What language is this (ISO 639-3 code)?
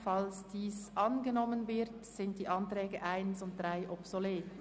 gsw